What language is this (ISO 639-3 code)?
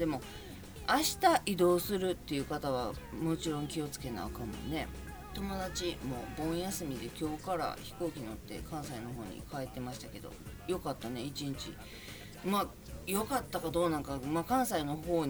jpn